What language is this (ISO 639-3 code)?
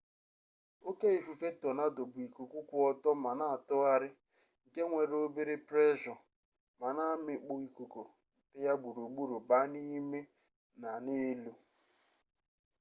ibo